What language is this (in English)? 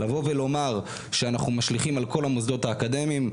Hebrew